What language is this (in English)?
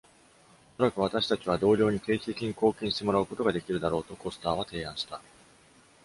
Japanese